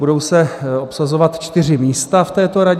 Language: Czech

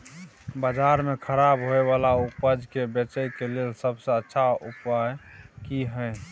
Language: Maithili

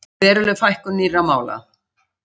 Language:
Icelandic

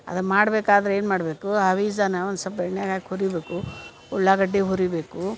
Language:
Kannada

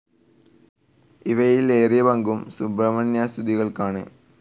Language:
Malayalam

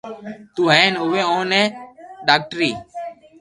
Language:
Loarki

